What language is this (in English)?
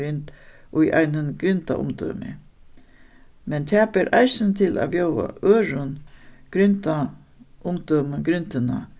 Faroese